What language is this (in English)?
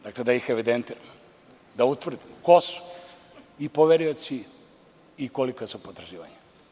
Serbian